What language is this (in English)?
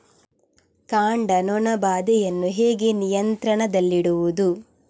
Kannada